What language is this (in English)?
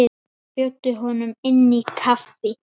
Icelandic